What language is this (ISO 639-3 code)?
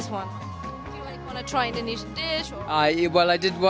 ind